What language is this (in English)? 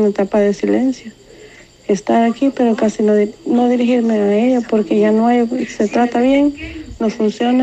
Spanish